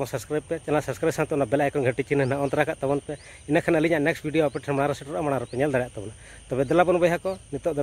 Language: Indonesian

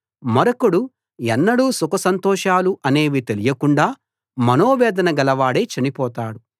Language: Telugu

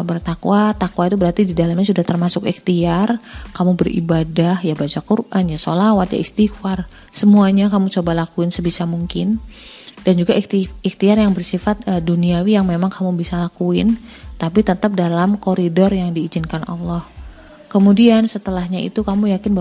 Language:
Indonesian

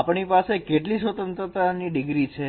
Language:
Gujarati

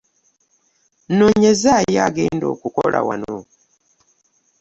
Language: Ganda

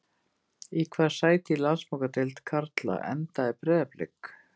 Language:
Icelandic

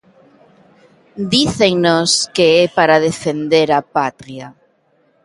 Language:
Galician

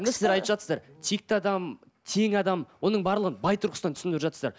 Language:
Kazakh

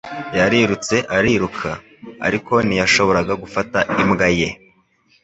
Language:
Kinyarwanda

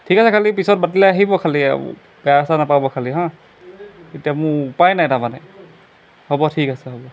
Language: Assamese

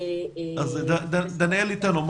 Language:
Hebrew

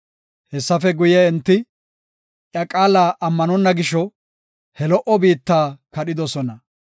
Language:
Gofa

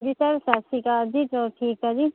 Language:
Punjabi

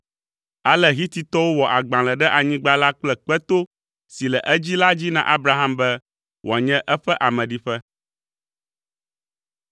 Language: Ewe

